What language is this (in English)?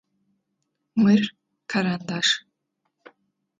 Adyghe